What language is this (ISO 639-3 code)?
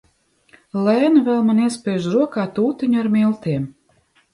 lav